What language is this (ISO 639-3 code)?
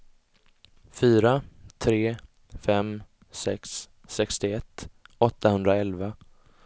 swe